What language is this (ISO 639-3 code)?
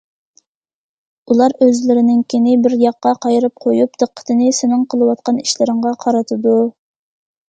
uig